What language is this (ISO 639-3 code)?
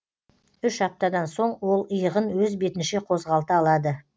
kaz